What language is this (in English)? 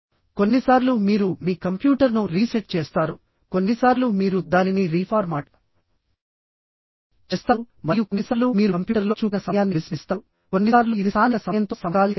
Telugu